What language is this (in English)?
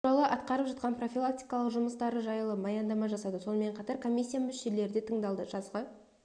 Kazakh